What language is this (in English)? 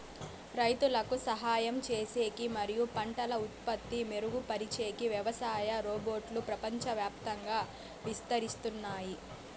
Telugu